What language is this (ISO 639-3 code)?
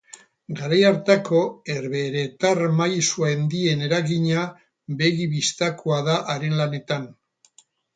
eus